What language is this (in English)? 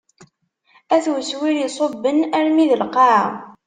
Kabyle